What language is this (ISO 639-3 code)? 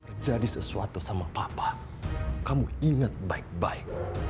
ind